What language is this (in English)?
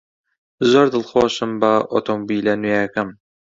Central Kurdish